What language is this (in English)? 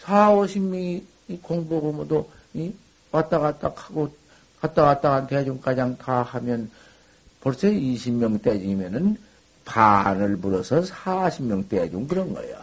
Korean